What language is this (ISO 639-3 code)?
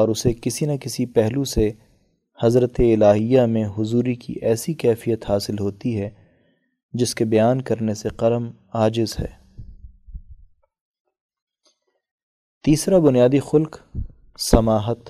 urd